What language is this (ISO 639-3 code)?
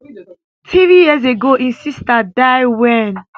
pcm